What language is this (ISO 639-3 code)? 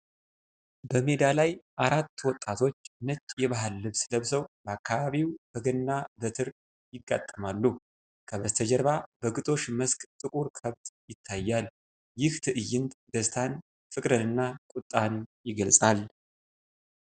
amh